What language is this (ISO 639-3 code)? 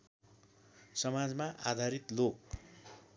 nep